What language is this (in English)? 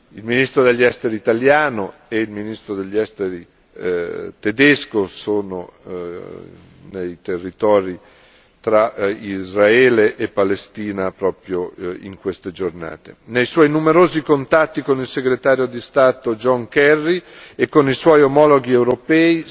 Italian